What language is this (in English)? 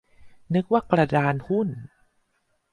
Thai